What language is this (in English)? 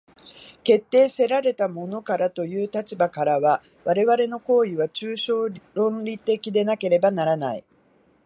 Japanese